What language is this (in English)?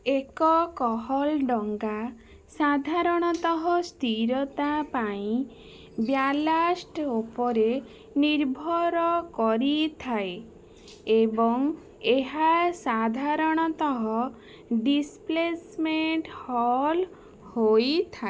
Odia